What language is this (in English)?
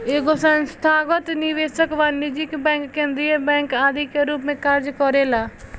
Bhojpuri